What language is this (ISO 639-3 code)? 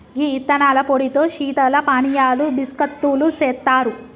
tel